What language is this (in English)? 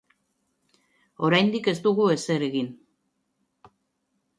Basque